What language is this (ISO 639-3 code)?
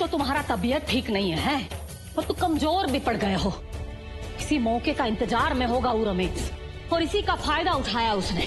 hin